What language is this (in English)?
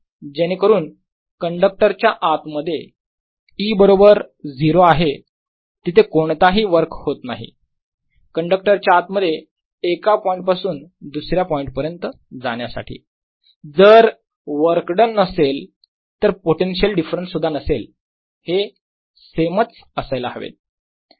Marathi